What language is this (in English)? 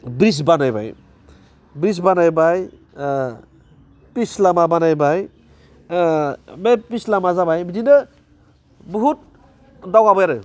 Bodo